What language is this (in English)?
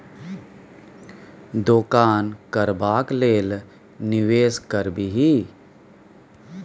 Maithili